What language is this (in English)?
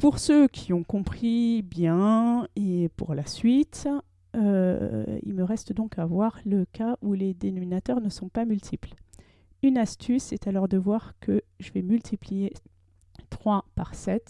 French